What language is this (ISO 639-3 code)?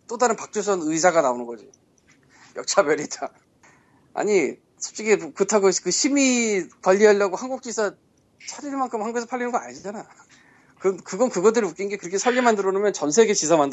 kor